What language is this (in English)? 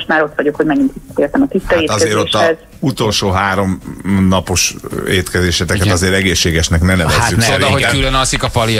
Hungarian